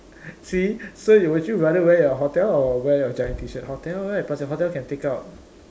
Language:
English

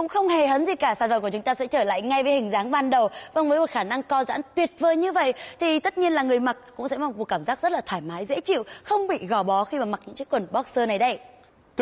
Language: Vietnamese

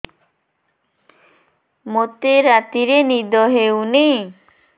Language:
Odia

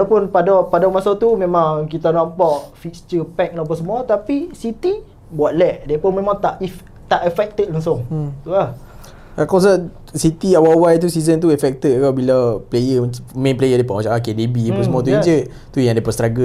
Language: Malay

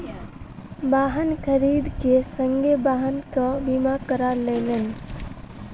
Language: Maithili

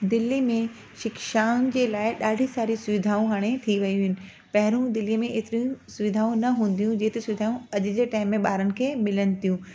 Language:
Sindhi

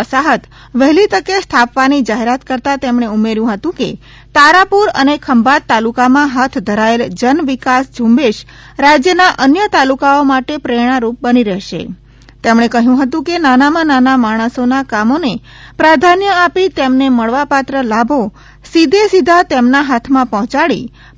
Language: Gujarati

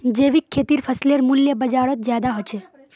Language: Magahi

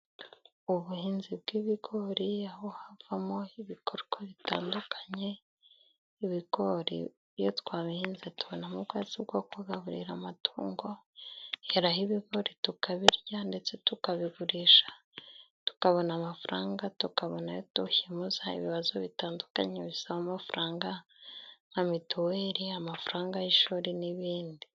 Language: Kinyarwanda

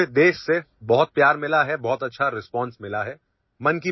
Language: Urdu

